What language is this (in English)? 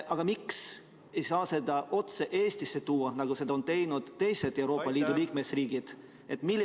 Estonian